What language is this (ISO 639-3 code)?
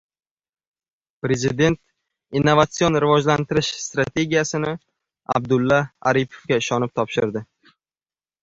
uzb